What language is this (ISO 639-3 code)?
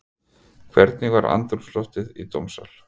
isl